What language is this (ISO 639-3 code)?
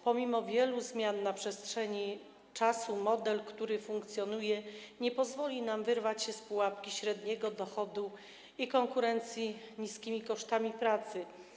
pol